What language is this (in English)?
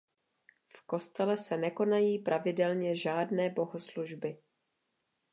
Czech